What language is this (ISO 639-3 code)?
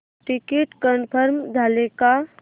mar